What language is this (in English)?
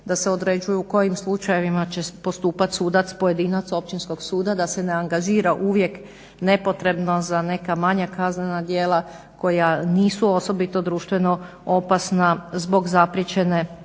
Croatian